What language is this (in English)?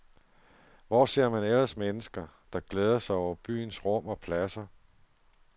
Danish